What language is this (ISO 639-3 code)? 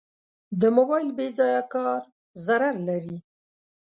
pus